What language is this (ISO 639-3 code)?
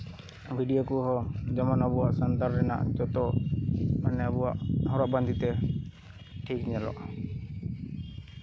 sat